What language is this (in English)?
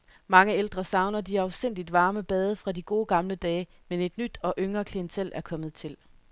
Danish